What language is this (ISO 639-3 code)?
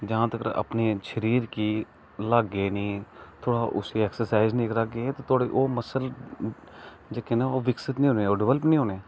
doi